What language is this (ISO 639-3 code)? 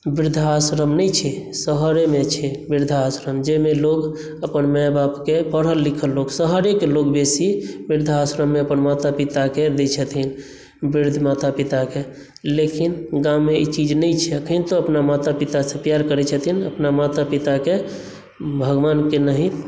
mai